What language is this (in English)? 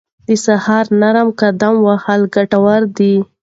Pashto